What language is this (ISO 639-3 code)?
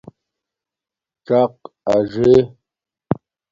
dmk